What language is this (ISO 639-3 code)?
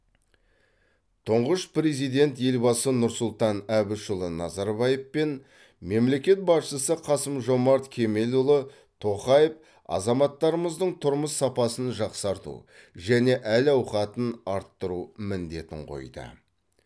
kaz